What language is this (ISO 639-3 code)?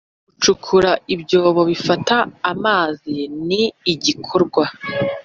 kin